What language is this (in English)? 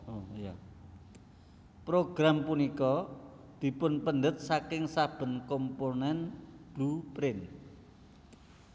Javanese